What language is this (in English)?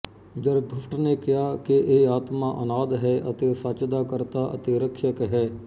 Punjabi